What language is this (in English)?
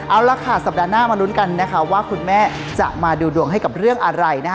Thai